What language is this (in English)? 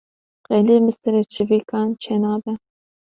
Kurdish